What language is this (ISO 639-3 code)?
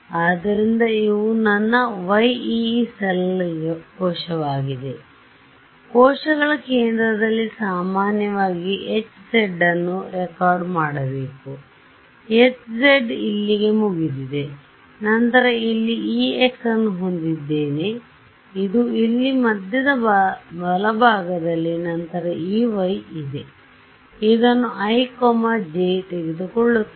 kan